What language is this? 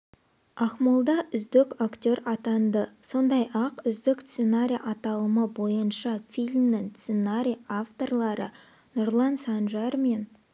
Kazakh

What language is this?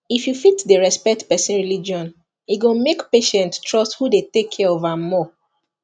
Nigerian Pidgin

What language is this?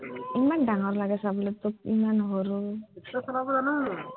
Assamese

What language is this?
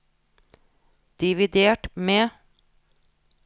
Norwegian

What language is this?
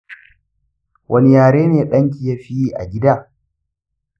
Hausa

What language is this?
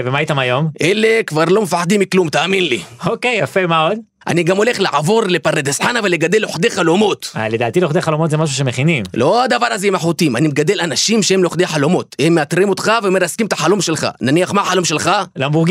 Hebrew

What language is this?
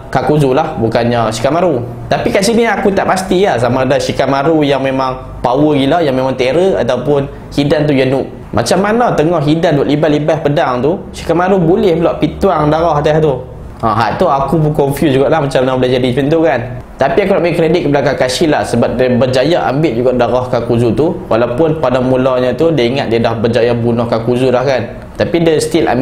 Malay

